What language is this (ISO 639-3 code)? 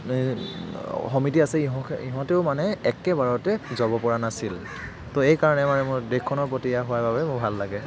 asm